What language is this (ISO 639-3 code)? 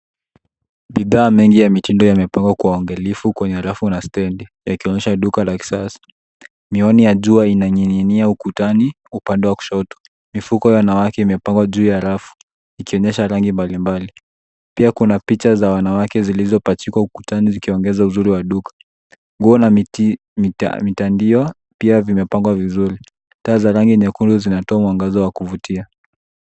swa